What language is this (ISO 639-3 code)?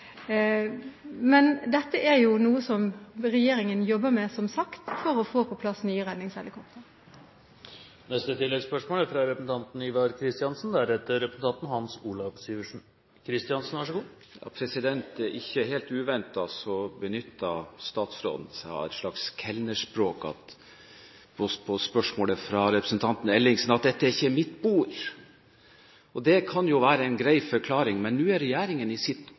nor